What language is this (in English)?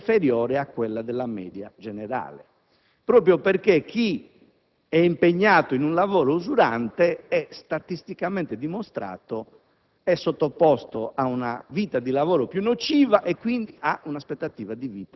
Italian